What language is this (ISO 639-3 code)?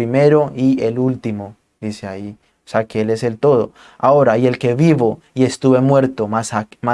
spa